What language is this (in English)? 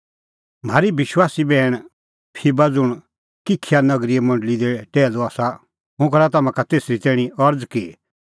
Kullu Pahari